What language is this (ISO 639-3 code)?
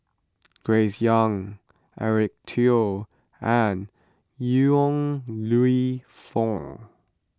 eng